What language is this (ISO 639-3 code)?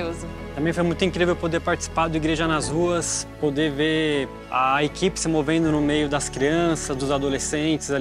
por